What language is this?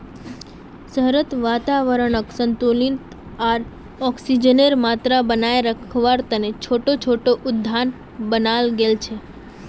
Magahi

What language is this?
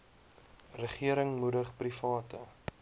Afrikaans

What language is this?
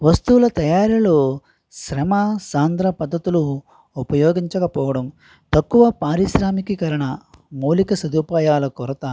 Telugu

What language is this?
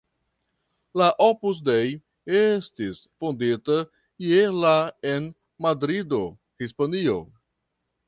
Esperanto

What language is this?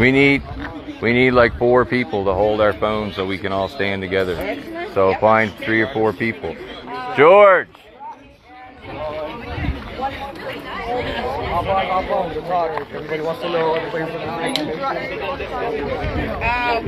English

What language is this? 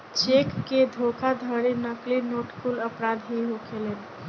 Bhojpuri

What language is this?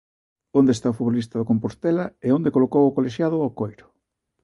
Galician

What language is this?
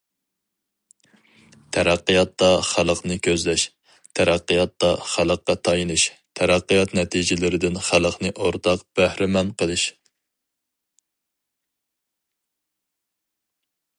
Uyghur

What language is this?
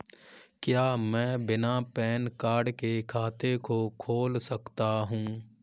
Hindi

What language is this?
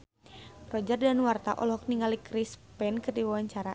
Sundanese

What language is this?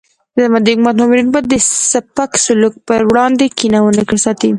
Pashto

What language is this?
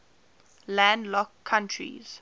English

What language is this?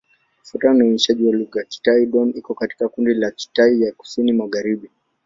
Swahili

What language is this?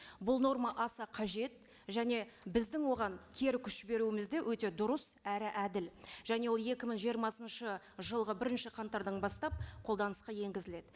Kazakh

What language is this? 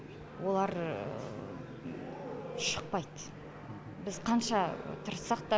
Kazakh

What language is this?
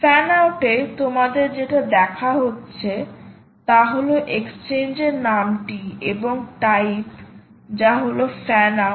Bangla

